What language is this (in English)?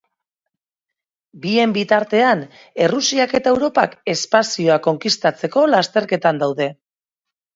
Basque